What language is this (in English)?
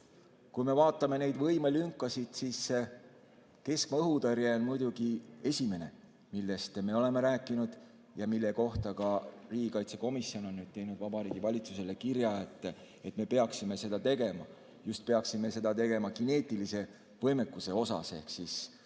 Estonian